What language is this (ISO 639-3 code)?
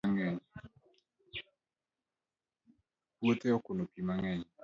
luo